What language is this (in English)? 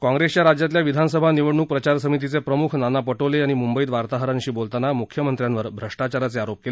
Marathi